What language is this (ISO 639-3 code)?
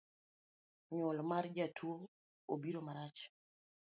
luo